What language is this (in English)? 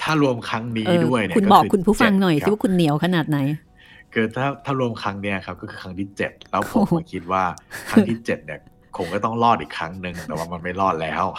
Thai